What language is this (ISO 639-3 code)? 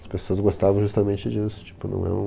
por